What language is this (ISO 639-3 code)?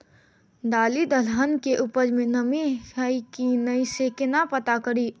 mai